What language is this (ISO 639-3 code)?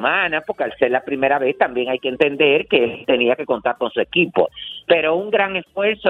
spa